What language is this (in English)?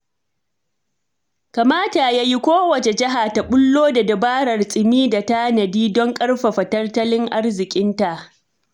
Hausa